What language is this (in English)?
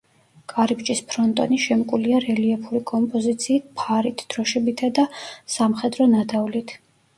Georgian